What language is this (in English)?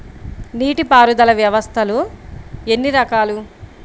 Telugu